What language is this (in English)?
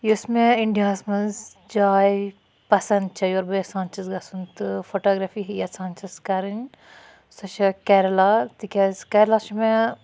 Kashmiri